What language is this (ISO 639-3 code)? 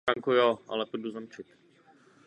ces